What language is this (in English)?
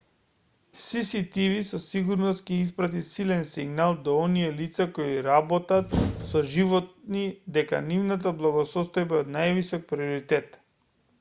Macedonian